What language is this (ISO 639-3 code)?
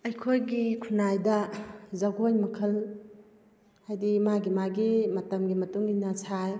mni